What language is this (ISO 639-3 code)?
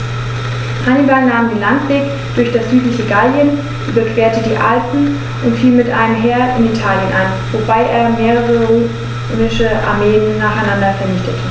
deu